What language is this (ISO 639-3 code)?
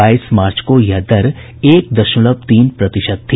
hin